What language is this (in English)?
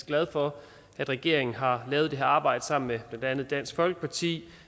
Danish